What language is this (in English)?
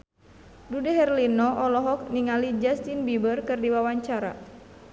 Sundanese